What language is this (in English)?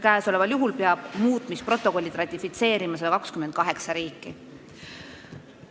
Estonian